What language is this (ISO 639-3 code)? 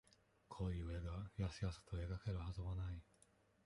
jpn